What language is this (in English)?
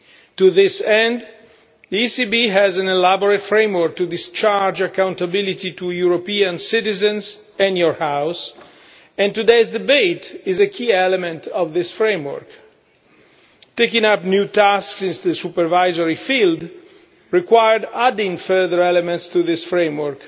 English